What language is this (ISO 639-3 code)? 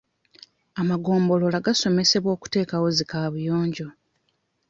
lug